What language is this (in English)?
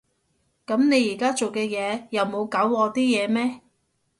Cantonese